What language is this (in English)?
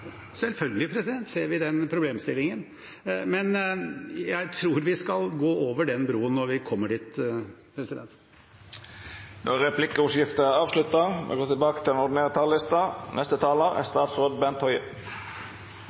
Norwegian